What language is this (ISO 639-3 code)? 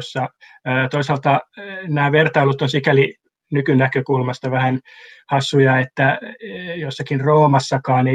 fin